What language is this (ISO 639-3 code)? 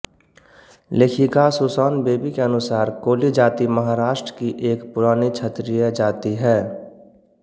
hin